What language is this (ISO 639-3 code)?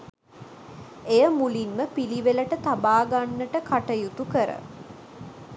sin